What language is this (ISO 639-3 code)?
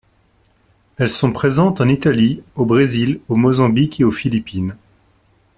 fra